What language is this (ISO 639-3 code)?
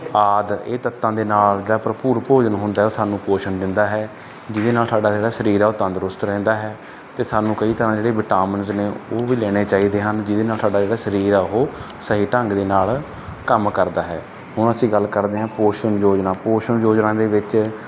pan